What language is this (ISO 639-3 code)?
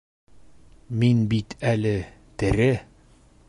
bak